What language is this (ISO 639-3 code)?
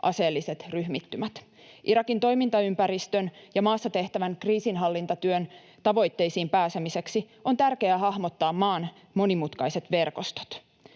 fin